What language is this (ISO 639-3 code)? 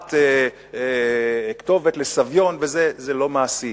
heb